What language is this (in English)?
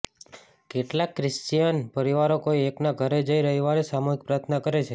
Gujarati